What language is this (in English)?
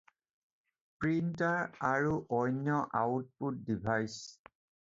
Assamese